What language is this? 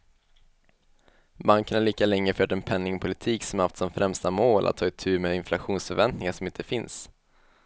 Swedish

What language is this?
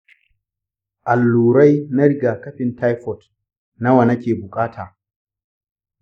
Hausa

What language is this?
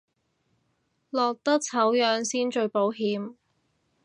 Cantonese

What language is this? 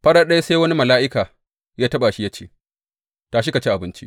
Hausa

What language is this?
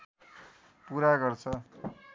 Nepali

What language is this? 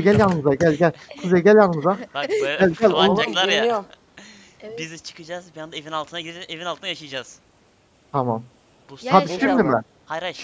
Turkish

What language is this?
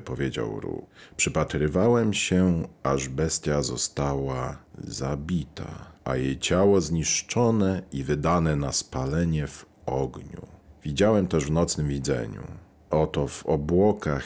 Polish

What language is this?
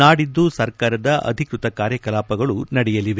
Kannada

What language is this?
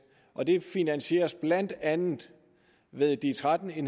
Danish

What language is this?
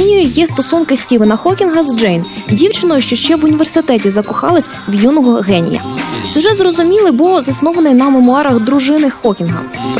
Russian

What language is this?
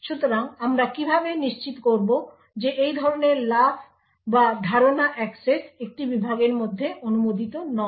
Bangla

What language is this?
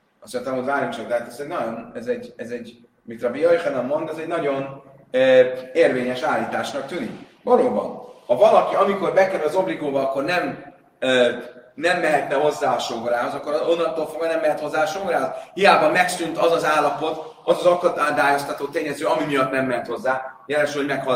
Hungarian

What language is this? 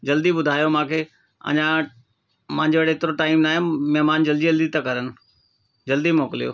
Sindhi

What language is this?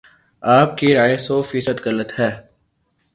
Urdu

